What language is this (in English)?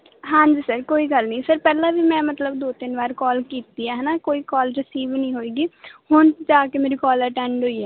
Punjabi